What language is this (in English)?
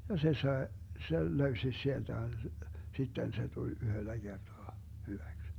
Finnish